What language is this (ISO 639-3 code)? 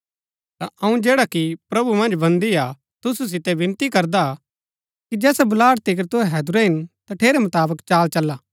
gbk